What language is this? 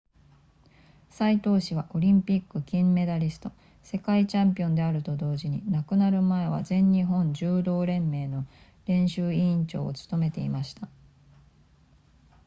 Japanese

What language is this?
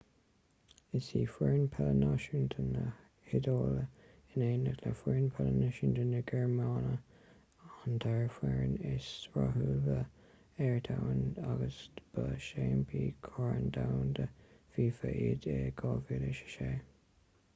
Irish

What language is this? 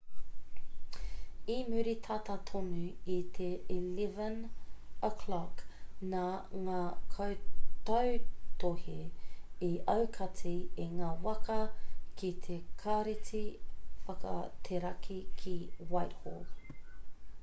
Māori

